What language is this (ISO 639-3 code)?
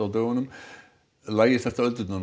isl